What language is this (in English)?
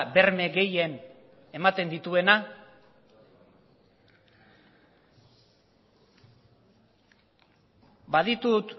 Basque